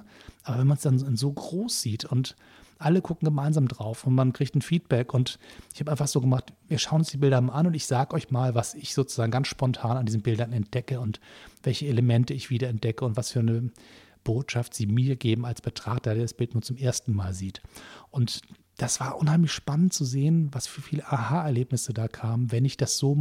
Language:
German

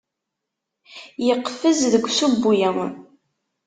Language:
Kabyle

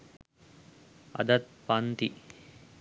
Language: Sinhala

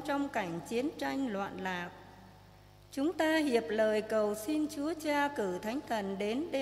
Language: Vietnamese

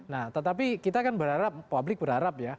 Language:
Indonesian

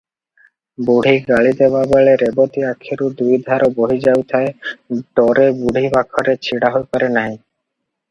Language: Odia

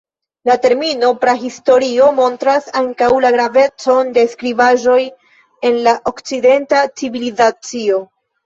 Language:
Esperanto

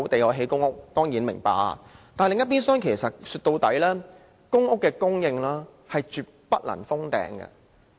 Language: Cantonese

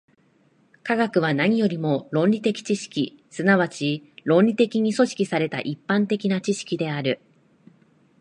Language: Japanese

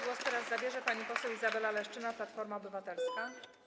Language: Polish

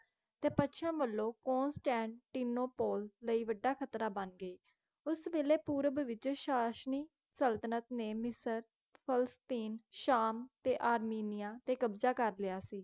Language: Punjabi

